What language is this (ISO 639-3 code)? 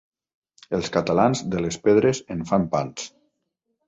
cat